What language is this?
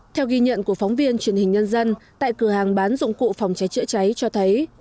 Vietnamese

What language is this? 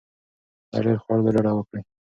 Pashto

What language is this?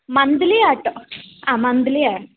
Malayalam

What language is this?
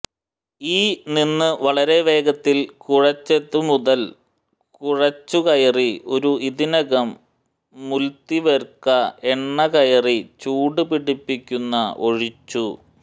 Malayalam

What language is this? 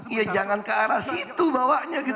Indonesian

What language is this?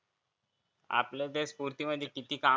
Marathi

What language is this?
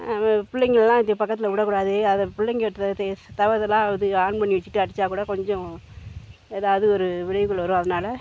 Tamil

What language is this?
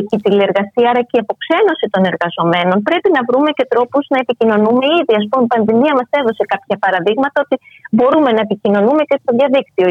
Greek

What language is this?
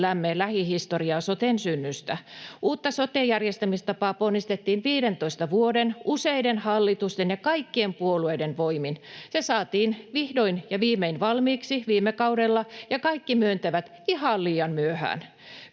Finnish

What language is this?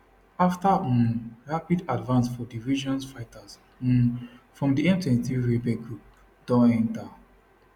Nigerian Pidgin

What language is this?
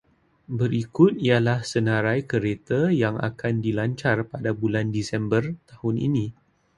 Malay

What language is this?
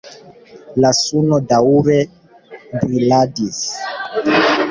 Esperanto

